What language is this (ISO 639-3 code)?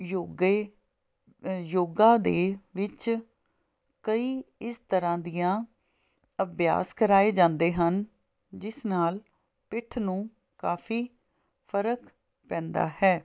pan